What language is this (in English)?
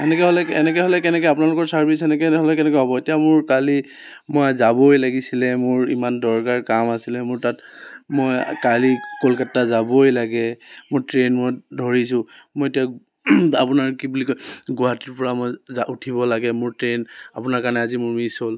Assamese